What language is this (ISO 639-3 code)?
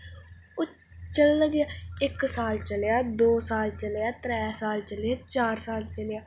doi